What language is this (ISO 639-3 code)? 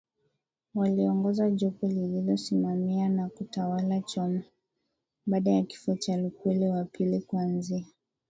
swa